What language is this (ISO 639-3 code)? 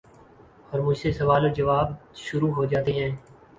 urd